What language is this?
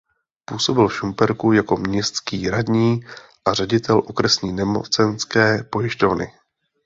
Czech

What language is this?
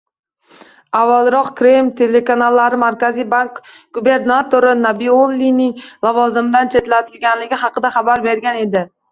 Uzbek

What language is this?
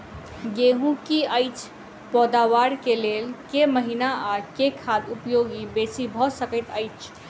Maithili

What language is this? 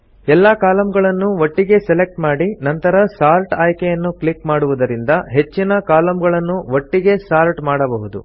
Kannada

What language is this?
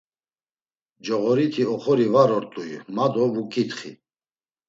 Laz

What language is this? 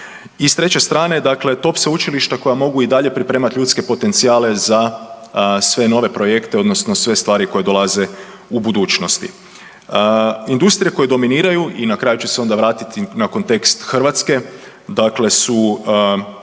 Croatian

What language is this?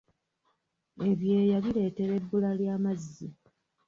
Ganda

